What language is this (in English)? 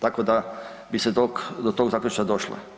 Croatian